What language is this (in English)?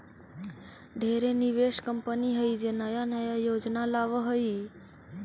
Magahi